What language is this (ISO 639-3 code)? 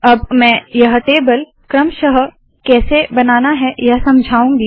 hin